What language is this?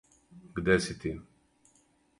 Serbian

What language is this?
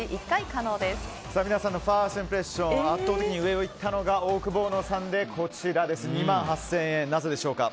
Japanese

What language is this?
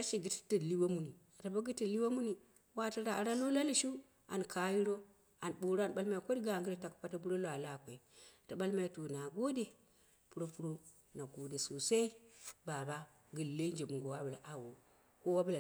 Dera (Nigeria)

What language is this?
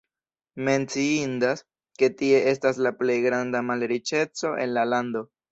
Esperanto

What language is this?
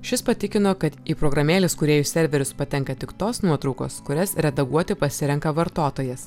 Lithuanian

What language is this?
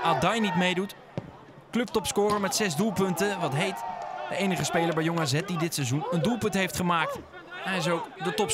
Dutch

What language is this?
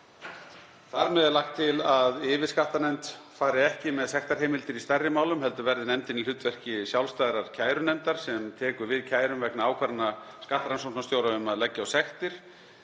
Icelandic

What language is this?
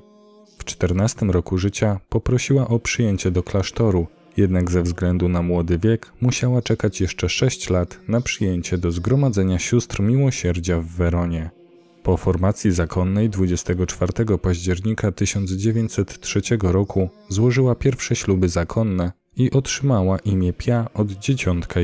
Polish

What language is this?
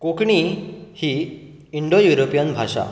Konkani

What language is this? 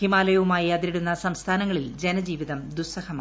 Malayalam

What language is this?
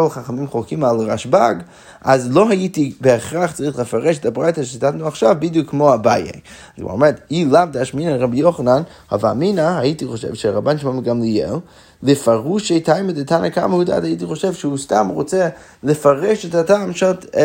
Hebrew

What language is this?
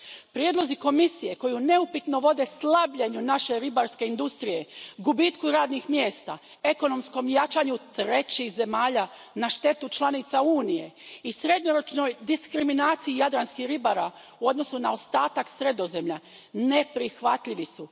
Croatian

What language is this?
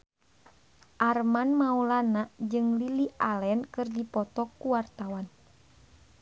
Sundanese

